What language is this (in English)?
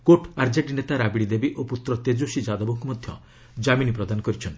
Odia